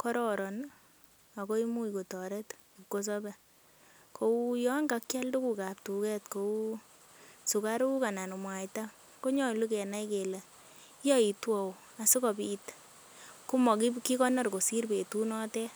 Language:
Kalenjin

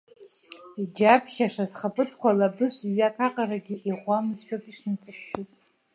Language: Abkhazian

